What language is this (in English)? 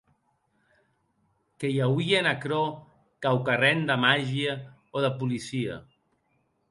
Occitan